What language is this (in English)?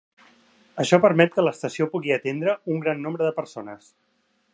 Catalan